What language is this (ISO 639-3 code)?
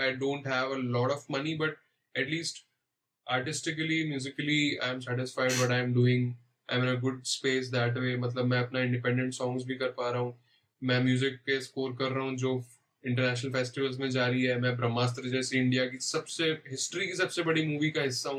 urd